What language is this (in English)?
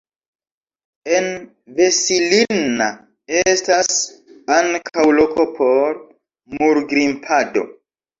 Esperanto